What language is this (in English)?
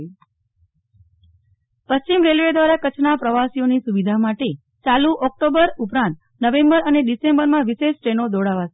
Gujarati